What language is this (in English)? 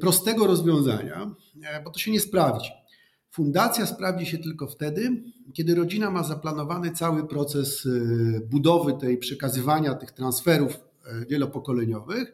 Polish